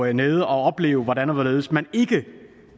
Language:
Danish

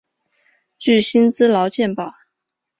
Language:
Chinese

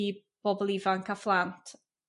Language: Welsh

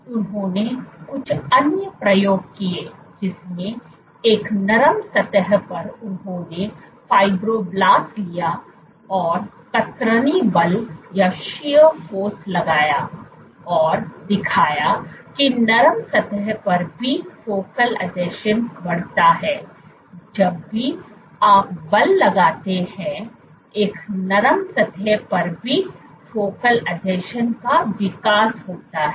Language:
Hindi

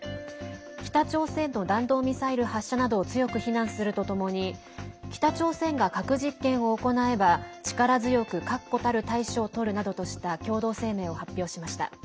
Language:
Japanese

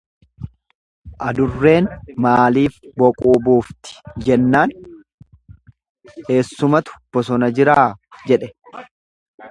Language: Oromo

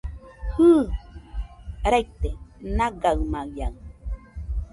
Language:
Nüpode Huitoto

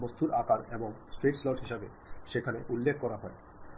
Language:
Bangla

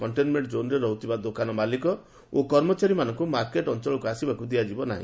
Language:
Odia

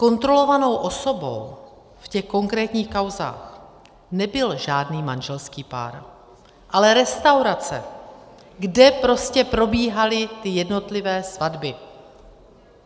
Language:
Czech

